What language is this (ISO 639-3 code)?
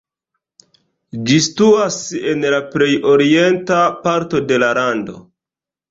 epo